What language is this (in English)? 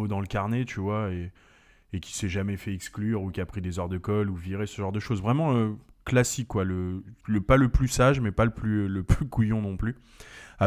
French